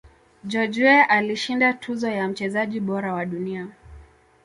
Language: Swahili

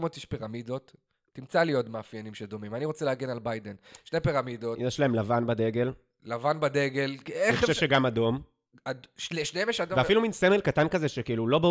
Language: Hebrew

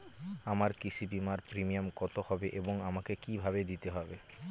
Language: Bangla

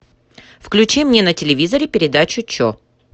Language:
Russian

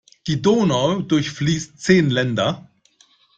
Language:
German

